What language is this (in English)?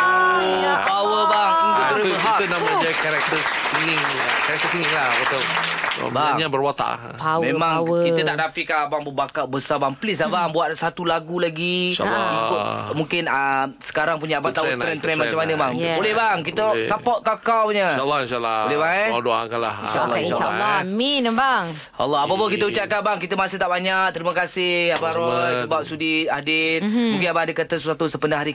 Malay